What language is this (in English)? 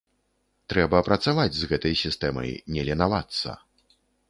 Belarusian